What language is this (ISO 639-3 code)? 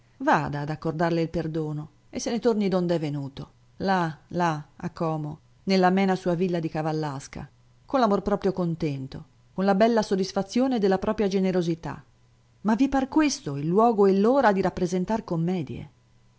ita